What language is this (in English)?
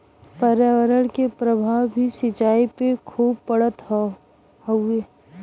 Bhojpuri